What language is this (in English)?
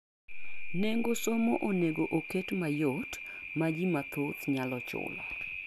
Luo (Kenya and Tanzania)